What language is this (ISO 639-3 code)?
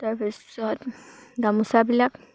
asm